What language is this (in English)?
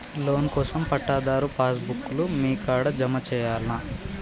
Telugu